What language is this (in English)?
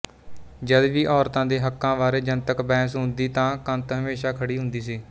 Punjabi